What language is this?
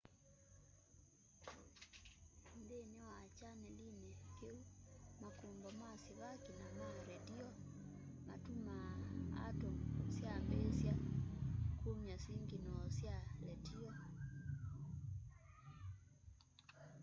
Kamba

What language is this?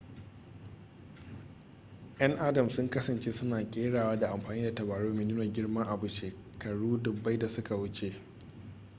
Hausa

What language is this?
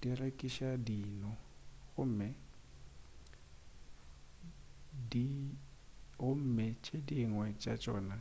Northern Sotho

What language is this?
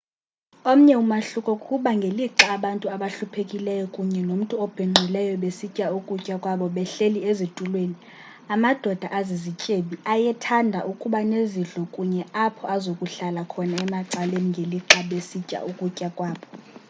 Xhosa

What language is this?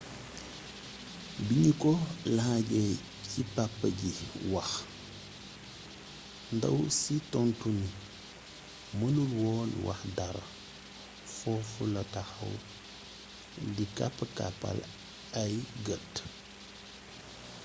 Wolof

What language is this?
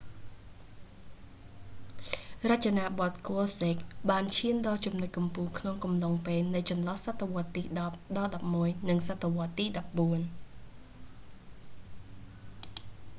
Khmer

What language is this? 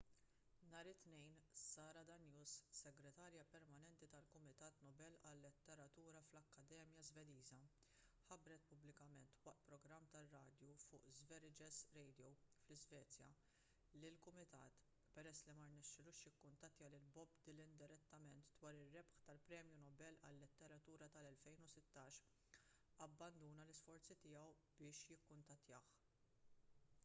Maltese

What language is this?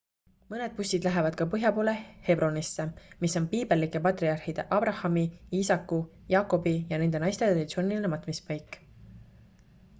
Estonian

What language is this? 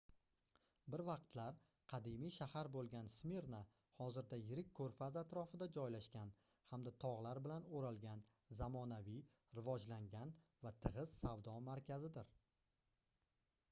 Uzbek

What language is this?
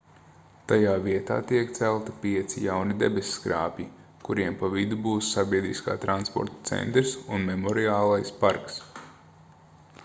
Latvian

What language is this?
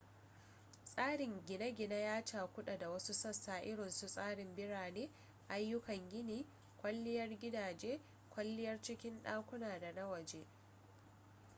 Hausa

